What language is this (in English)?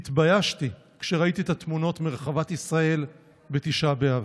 Hebrew